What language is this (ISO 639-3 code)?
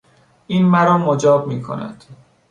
fas